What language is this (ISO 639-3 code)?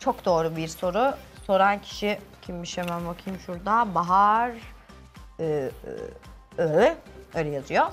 tur